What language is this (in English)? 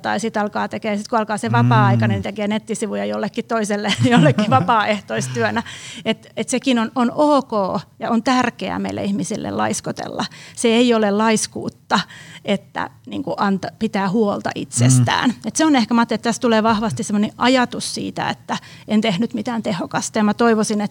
Finnish